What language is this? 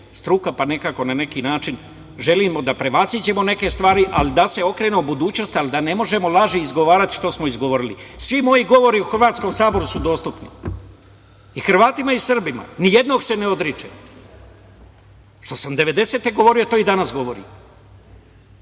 Serbian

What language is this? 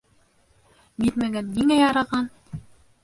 Bashkir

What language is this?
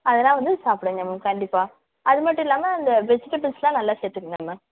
Tamil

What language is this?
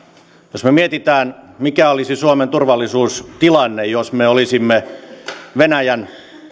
Finnish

